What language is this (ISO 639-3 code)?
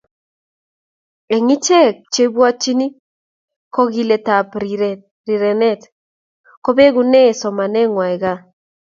kln